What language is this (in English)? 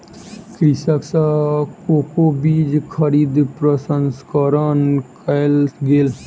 Maithili